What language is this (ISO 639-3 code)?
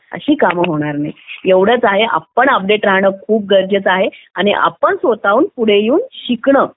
mar